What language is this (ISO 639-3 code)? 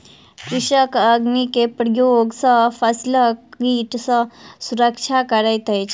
mai